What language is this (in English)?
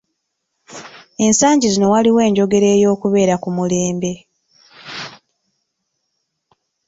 Ganda